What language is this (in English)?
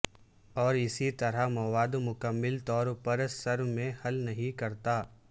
Urdu